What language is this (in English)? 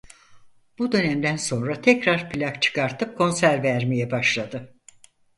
Turkish